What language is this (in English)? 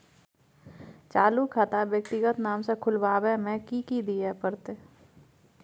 Maithili